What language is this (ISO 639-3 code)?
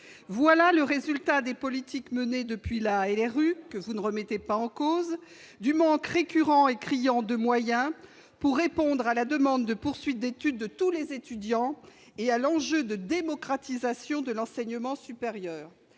fra